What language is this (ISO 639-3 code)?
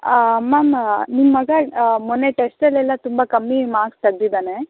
kan